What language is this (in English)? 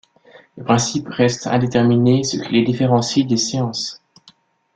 French